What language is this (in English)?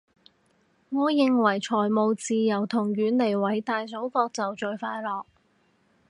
Cantonese